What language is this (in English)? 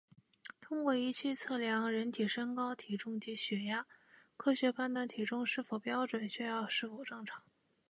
Chinese